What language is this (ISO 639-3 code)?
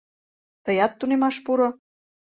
chm